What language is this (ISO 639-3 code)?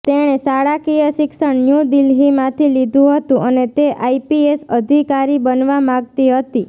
guj